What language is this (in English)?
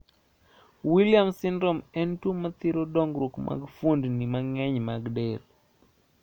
Luo (Kenya and Tanzania)